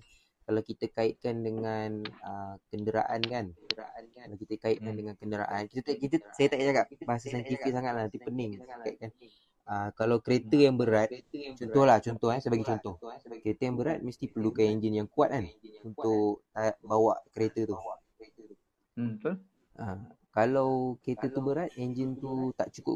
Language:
Malay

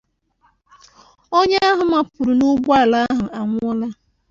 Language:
Igbo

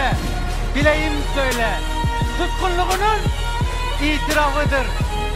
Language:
Turkish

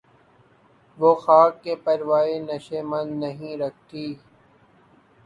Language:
Urdu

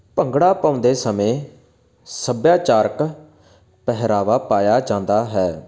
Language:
Punjabi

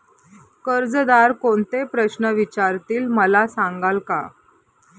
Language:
Marathi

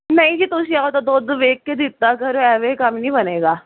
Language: Punjabi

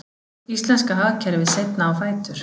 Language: Icelandic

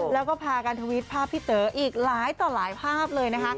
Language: Thai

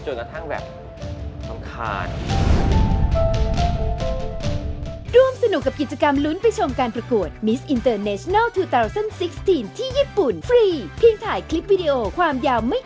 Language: Thai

